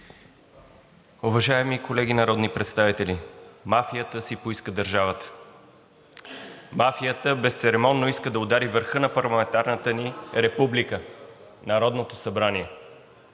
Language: Bulgarian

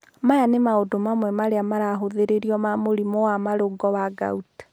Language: Kikuyu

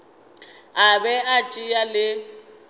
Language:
Northern Sotho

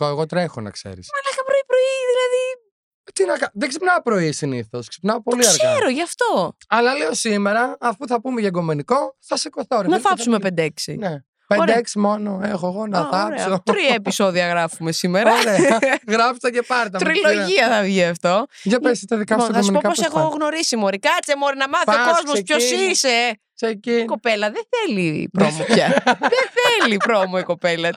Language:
Greek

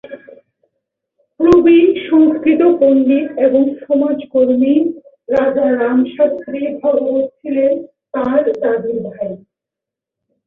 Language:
Bangla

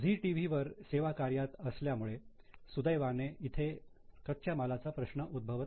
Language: Marathi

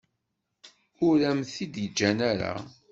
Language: Kabyle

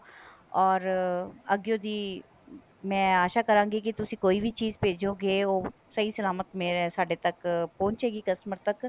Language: Punjabi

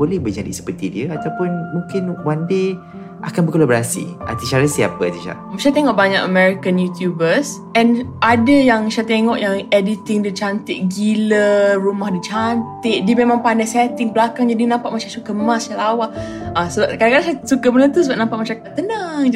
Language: Malay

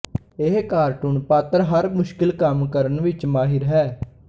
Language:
Punjabi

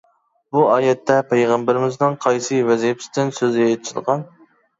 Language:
Uyghur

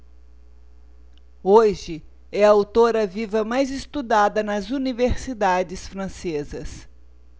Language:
Portuguese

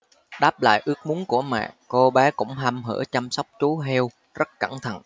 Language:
Vietnamese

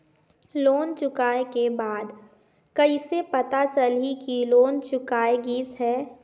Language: Chhattisgarhi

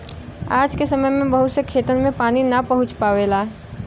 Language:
Bhojpuri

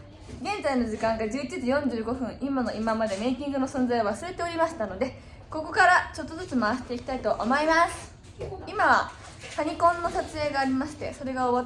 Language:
Japanese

